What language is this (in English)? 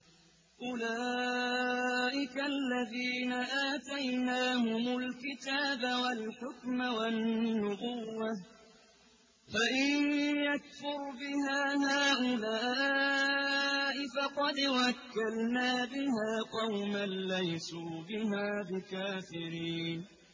Arabic